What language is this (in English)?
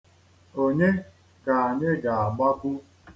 Igbo